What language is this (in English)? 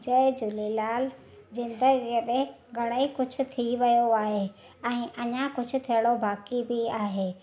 Sindhi